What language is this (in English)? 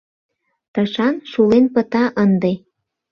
Mari